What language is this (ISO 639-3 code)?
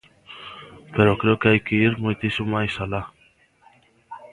glg